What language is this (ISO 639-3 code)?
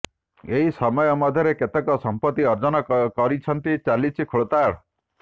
ori